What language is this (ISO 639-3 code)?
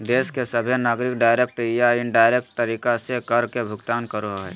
mag